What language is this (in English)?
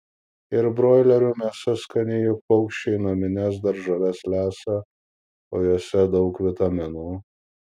Lithuanian